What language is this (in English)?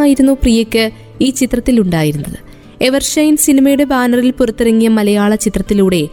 Malayalam